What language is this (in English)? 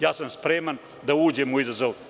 Serbian